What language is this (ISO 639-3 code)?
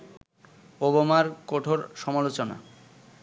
ben